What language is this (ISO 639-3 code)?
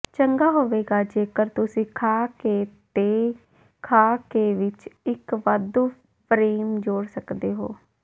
pan